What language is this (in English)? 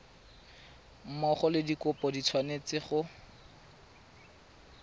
Tswana